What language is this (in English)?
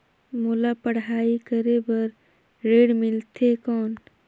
Chhattisgarhi